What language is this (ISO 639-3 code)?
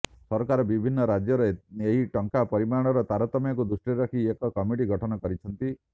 ori